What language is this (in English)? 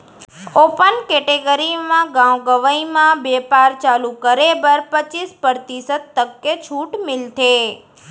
Chhattisgarhi